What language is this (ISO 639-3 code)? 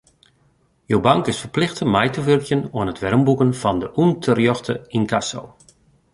fry